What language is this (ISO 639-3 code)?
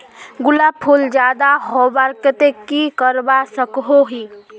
mag